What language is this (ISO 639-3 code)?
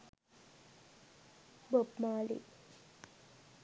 sin